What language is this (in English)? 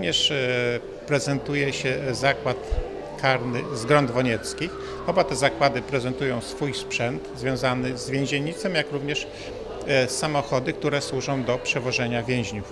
Polish